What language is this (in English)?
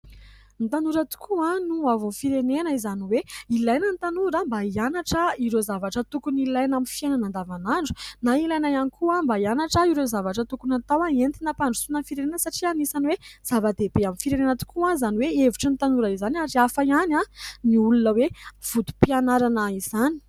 Malagasy